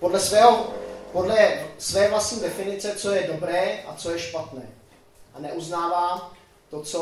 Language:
Czech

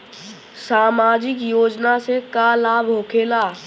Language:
Bhojpuri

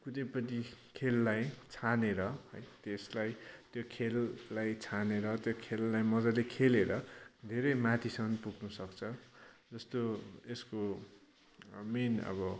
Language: Nepali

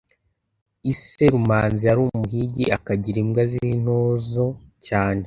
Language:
Kinyarwanda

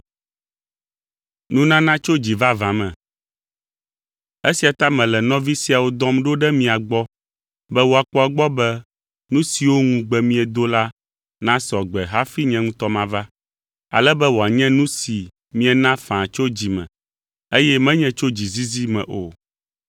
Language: Ewe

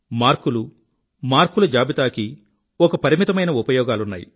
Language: Telugu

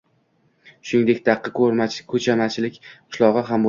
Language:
Uzbek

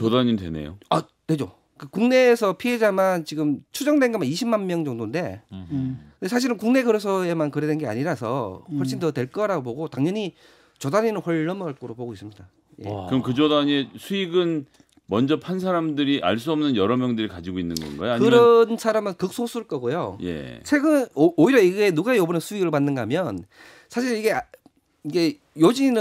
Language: Korean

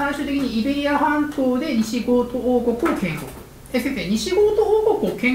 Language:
Japanese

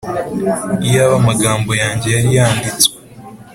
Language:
Kinyarwanda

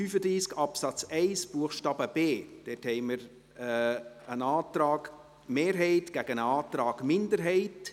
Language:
Swiss German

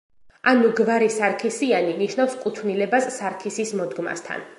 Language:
Georgian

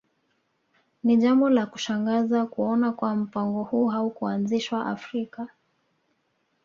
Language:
Swahili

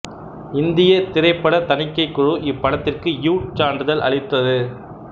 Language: Tamil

